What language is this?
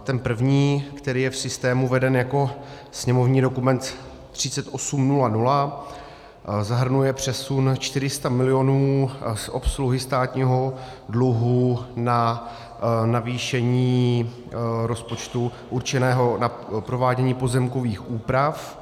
Czech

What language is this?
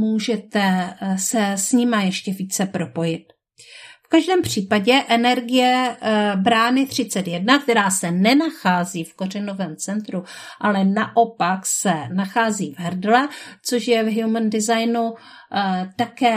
Czech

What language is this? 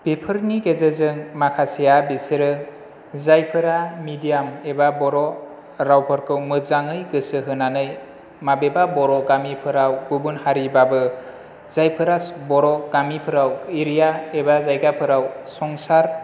Bodo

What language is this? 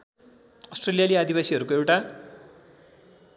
Nepali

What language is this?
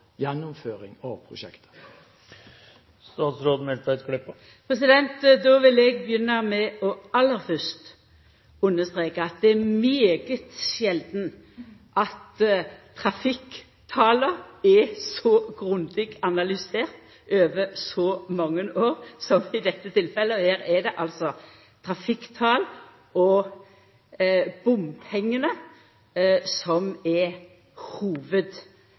Norwegian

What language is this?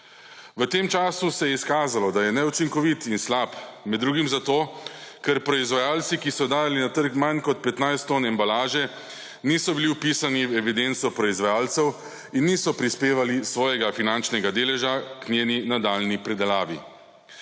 Slovenian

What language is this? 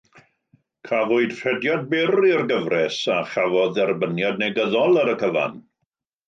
Welsh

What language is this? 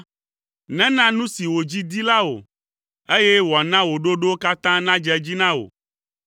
Ewe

